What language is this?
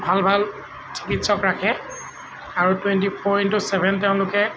Assamese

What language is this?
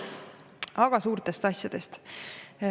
Estonian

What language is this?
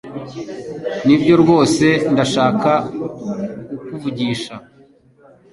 Kinyarwanda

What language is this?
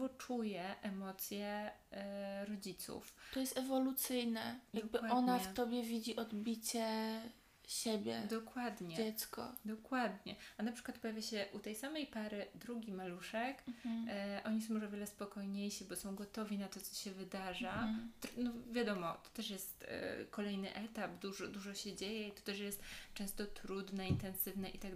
Polish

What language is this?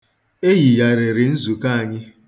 Igbo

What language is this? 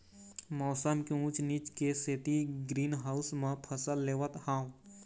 Chhattisgarhi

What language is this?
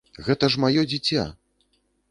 Belarusian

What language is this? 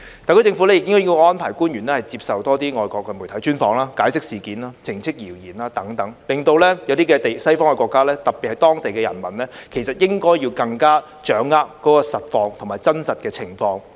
Cantonese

